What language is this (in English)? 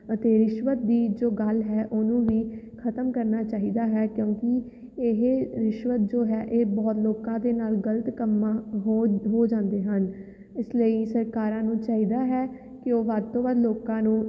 Punjabi